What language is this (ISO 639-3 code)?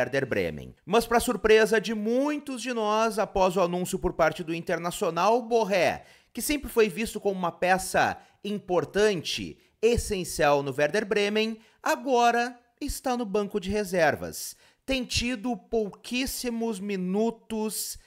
por